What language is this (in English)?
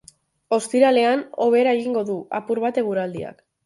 Basque